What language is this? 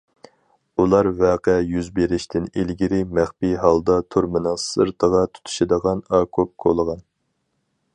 Uyghur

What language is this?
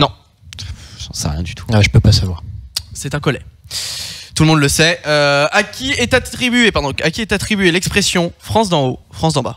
French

